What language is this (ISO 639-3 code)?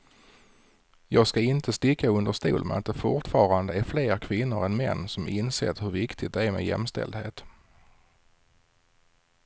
swe